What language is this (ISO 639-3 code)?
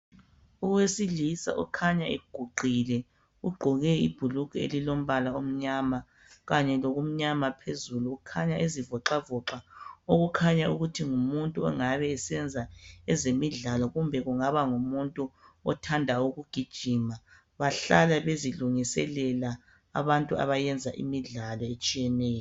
nde